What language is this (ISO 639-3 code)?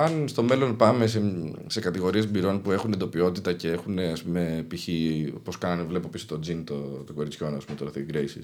ell